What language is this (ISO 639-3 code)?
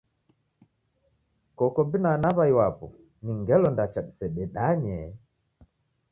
dav